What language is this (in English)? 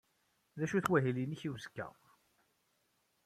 Kabyle